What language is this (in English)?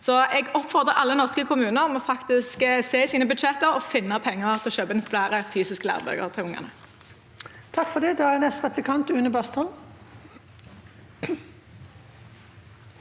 Norwegian